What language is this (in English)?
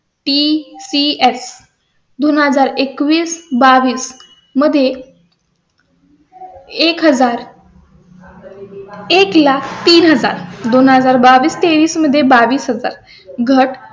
Marathi